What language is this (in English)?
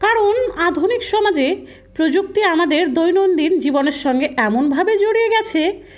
Bangla